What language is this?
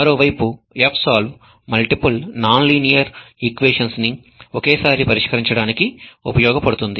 Telugu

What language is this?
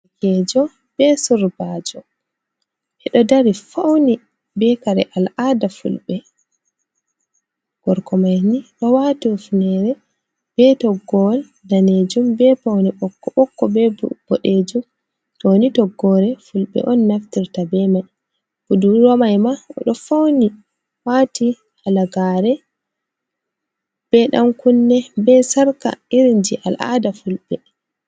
Fula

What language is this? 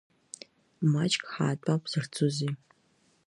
Abkhazian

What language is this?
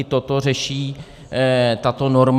Czech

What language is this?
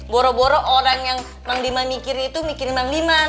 Indonesian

